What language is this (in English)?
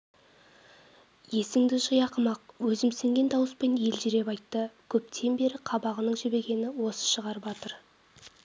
Kazakh